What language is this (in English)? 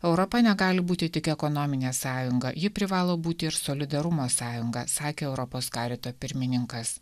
Lithuanian